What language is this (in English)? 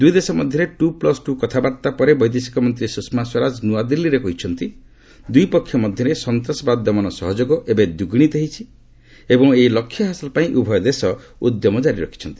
Odia